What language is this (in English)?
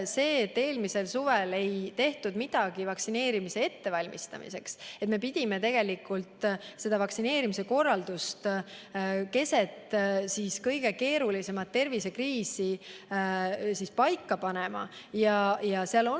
Estonian